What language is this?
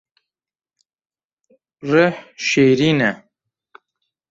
Kurdish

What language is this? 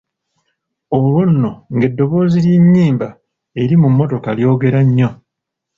Ganda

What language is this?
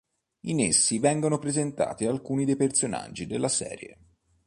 Italian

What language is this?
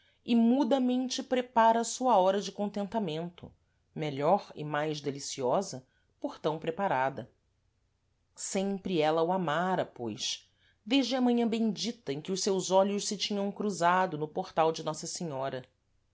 Portuguese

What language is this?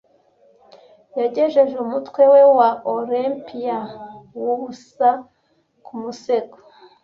Kinyarwanda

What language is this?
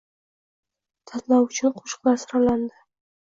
Uzbek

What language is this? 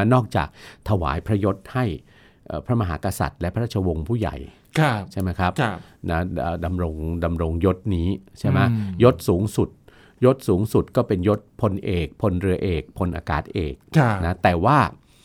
Thai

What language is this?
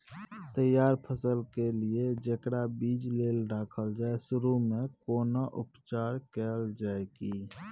Maithili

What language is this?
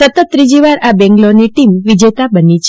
Gujarati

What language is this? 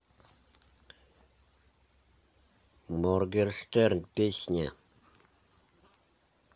Russian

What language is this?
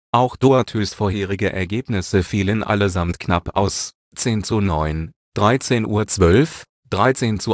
German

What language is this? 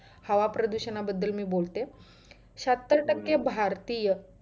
Marathi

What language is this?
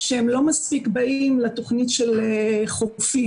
Hebrew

